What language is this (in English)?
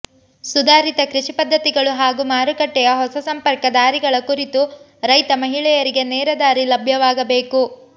Kannada